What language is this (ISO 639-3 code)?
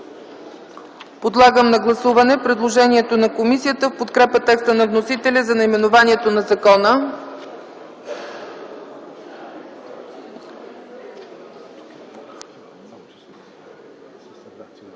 bul